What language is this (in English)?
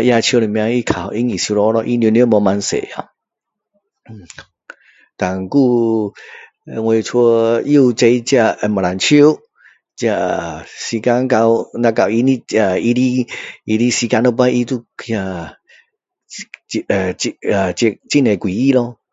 Min Dong Chinese